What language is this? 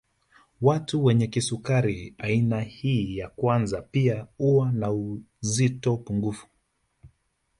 Swahili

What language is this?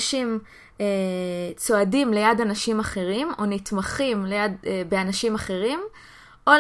Hebrew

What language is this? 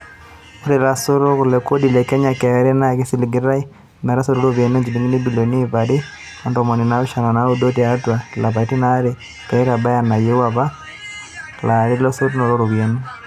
Masai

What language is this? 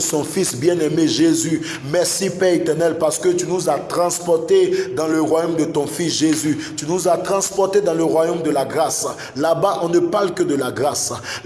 French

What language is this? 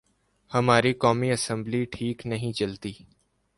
Urdu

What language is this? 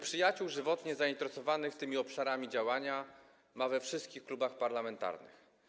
Polish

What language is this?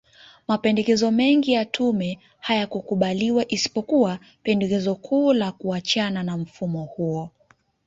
Swahili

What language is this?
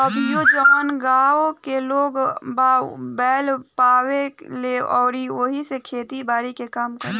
Bhojpuri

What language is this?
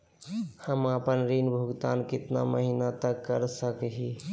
Magahi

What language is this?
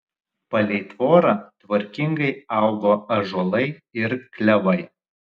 Lithuanian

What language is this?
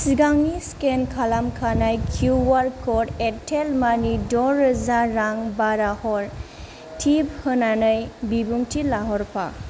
Bodo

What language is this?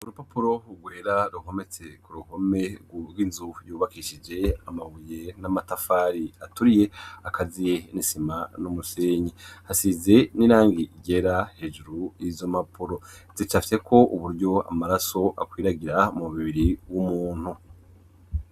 Rundi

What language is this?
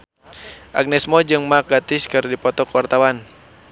Sundanese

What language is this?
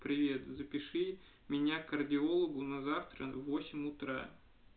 Russian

